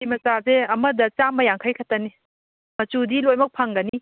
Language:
Manipuri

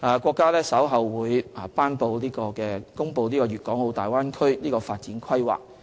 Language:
Cantonese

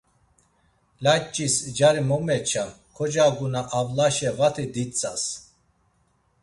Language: Laz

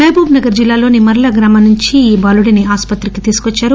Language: Telugu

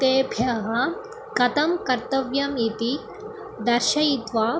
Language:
Sanskrit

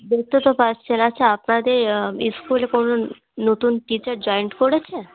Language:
Bangla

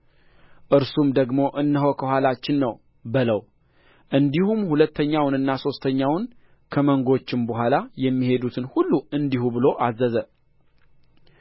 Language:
Amharic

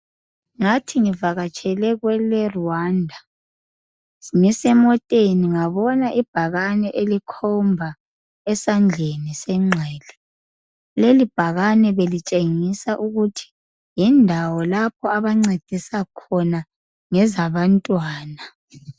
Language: North Ndebele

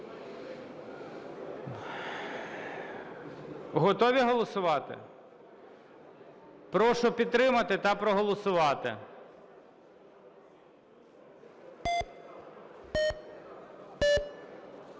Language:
Ukrainian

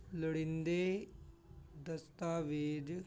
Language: Punjabi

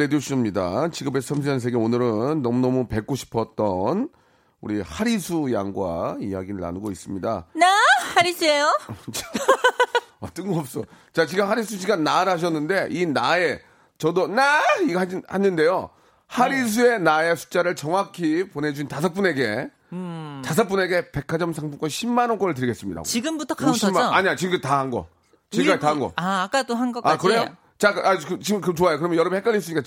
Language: Korean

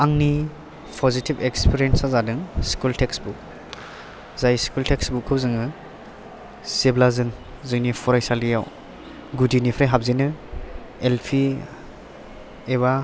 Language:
Bodo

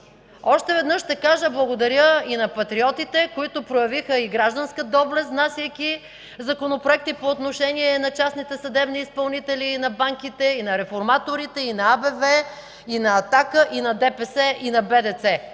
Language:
Bulgarian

